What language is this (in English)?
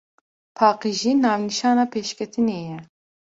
Kurdish